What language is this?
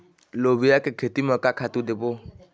Chhattisgarhi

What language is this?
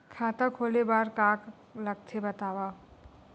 Chhattisgarhi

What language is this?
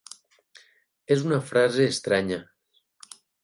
Catalan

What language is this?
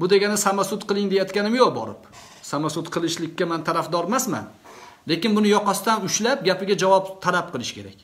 Turkish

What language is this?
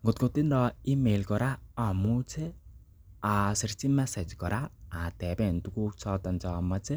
Kalenjin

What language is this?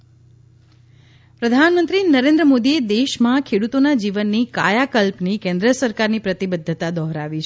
Gujarati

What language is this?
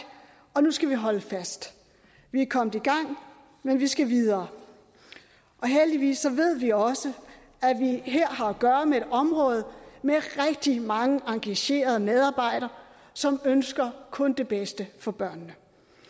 Danish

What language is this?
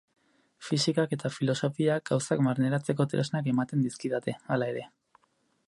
Basque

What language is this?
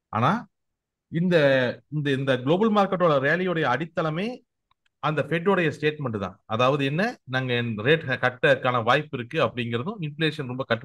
Tamil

